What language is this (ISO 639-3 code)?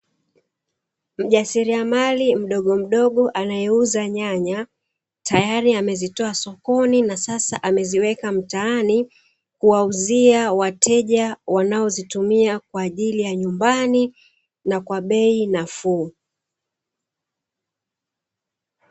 swa